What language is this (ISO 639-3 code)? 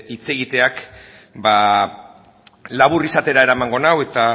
eus